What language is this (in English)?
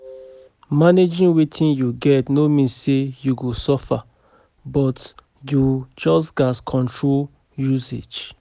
Nigerian Pidgin